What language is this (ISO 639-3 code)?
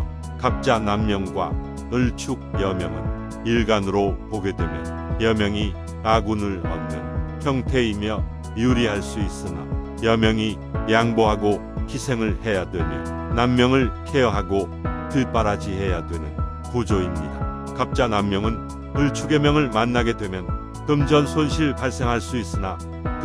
kor